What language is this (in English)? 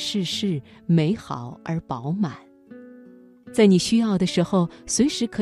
Chinese